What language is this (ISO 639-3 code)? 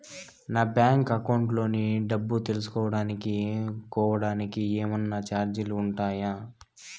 tel